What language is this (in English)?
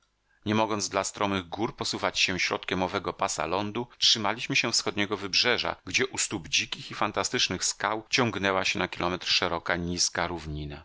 Polish